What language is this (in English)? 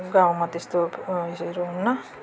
Nepali